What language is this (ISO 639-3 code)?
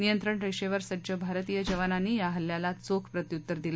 mar